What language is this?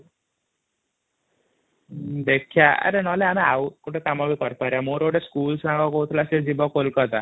Odia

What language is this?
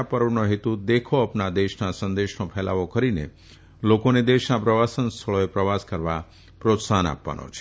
Gujarati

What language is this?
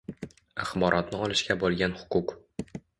Uzbek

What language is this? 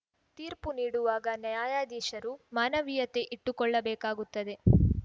Kannada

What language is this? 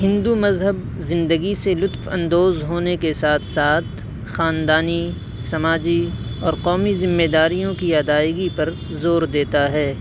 Urdu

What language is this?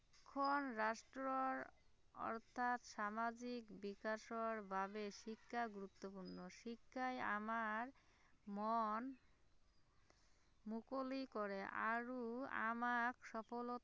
Assamese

